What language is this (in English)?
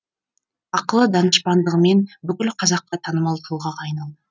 Kazakh